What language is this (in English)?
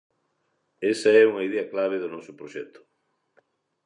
Galician